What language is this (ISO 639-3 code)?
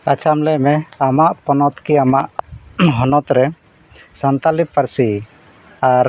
sat